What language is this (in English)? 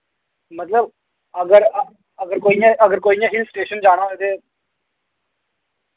Dogri